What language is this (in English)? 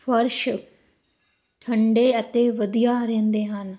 Punjabi